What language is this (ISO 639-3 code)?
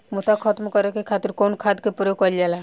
bho